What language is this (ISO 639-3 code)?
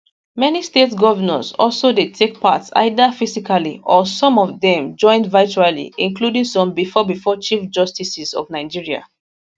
pcm